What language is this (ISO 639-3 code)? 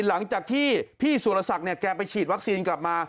tha